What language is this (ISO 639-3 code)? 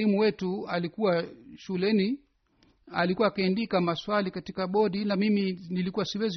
swa